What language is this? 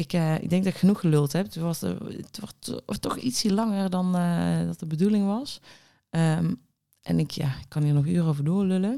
Dutch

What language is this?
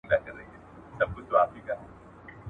Pashto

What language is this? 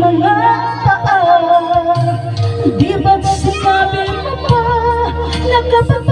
Thai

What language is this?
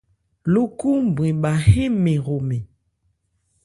Ebrié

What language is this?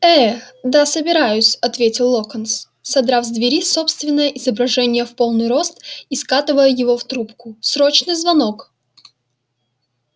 Russian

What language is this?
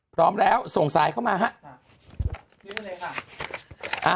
Thai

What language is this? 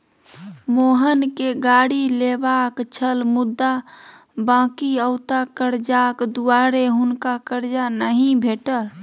Maithili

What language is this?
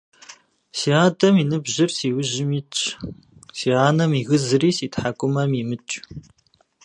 Kabardian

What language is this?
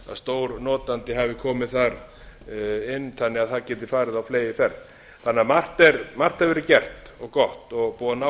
Icelandic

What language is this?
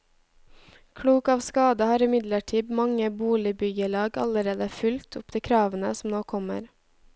Norwegian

